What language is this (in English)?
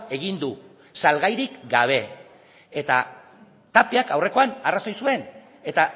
Basque